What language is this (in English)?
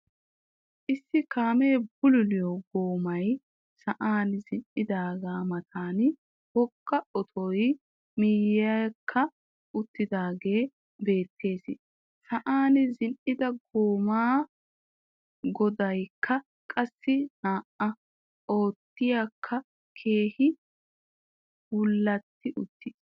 Wolaytta